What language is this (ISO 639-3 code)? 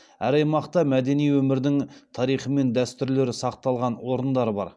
kaz